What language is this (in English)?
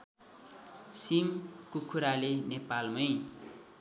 Nepali